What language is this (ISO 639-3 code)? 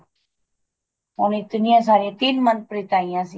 pan